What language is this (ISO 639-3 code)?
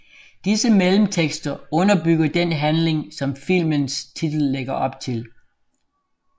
dan